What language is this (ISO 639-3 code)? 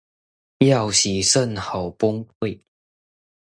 zho